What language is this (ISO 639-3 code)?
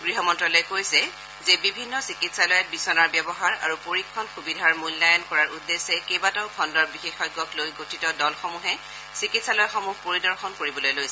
asm